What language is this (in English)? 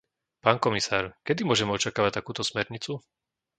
Slovak